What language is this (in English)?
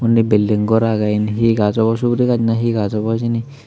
Chakma